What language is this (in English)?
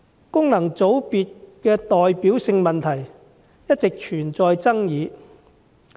Cantonese